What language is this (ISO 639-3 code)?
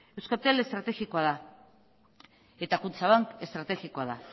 eus